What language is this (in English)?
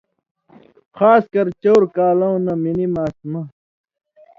Indus Kohistani